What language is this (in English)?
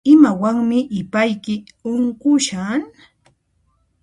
Puno Quechua